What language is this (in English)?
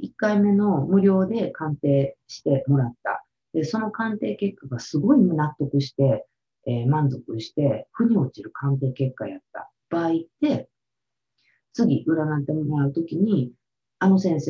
Japanese